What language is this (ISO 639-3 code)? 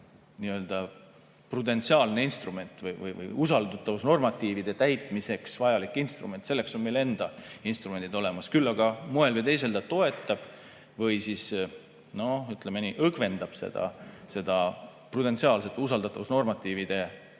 est